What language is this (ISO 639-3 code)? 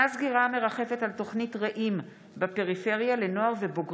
heb